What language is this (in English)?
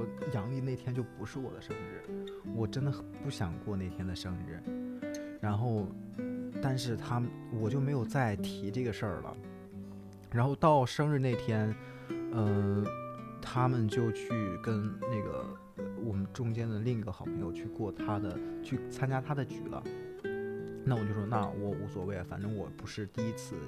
Chinese